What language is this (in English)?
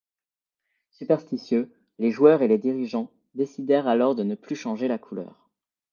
French